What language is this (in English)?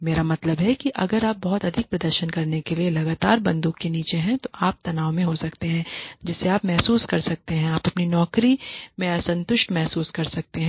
Hindi